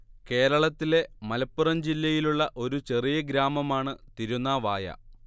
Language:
Malayalam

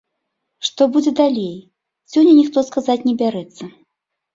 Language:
Belarusian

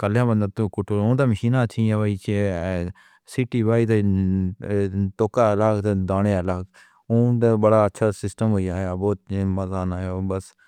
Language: Pahari-Potwari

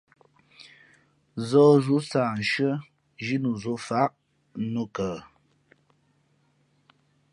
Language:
Fe'fe'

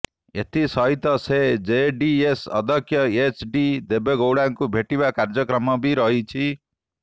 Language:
Odia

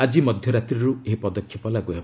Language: Odia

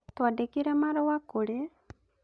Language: Kikuyu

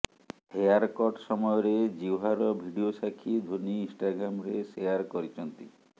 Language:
Odia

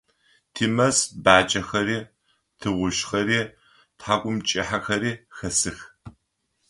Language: Adyghe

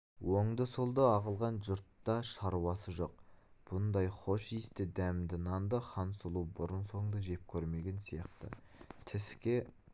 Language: Kazakh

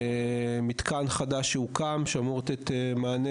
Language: Hebrew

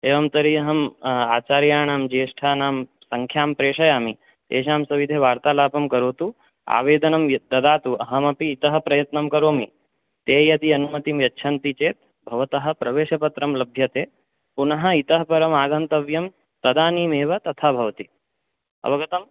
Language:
Sanskrit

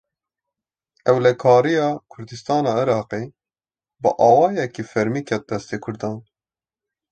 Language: Kurdish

